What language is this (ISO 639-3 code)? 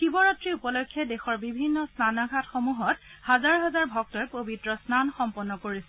asm